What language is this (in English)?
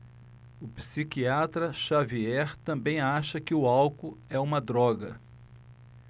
Portuguese